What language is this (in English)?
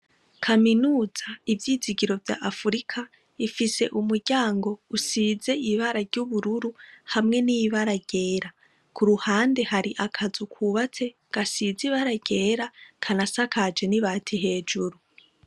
Rundi